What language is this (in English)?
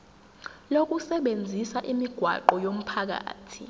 Zulu